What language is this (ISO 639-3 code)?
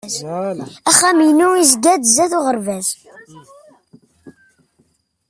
kab